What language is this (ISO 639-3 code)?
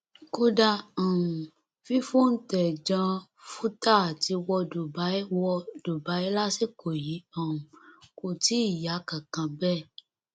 yor